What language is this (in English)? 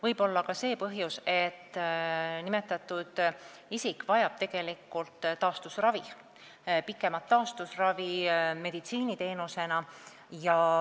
Estonian